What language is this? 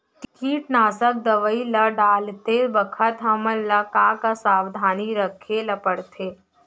Chhattisgarhi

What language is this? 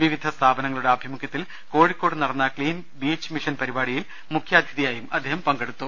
Malayalam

